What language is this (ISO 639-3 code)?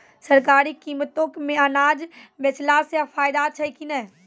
mai